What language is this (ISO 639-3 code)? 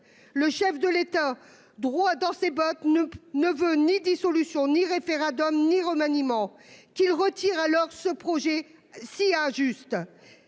fra